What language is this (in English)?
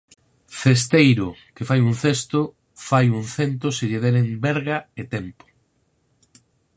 Galician